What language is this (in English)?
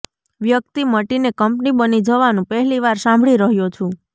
Gujarati